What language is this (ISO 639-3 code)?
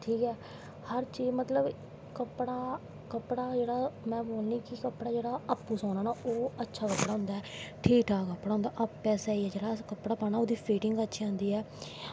doi